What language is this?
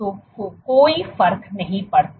Hindi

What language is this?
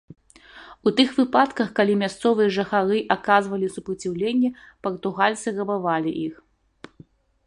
Belarusian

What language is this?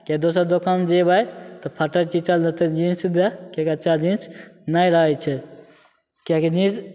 Maithili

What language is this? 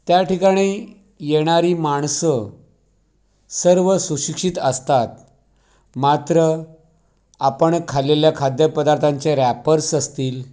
Marathi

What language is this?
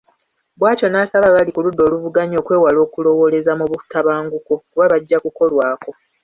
Ganda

